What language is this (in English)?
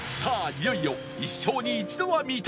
Japanese